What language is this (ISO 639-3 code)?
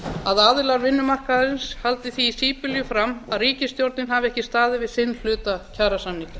isl